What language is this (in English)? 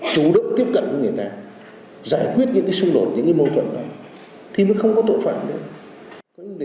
Vietnamese